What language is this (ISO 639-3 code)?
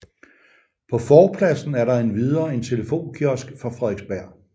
dan